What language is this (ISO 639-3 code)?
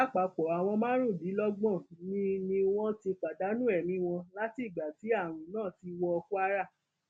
yor